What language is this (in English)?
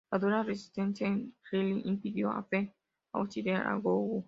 Spanish